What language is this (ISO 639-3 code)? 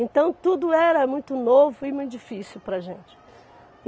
por